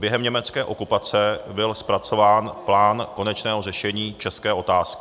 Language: Czech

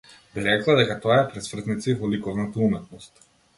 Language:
Macedonian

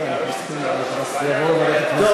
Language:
Hebrew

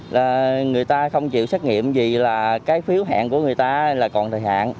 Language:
Vietnamese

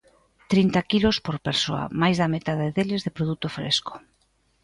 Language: Galician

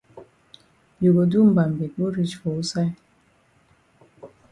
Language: Cameroon Pidgin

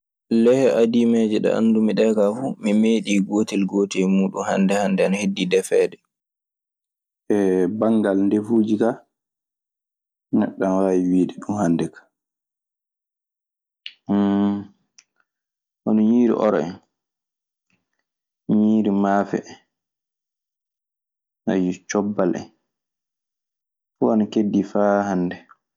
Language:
Maasina Fulfulde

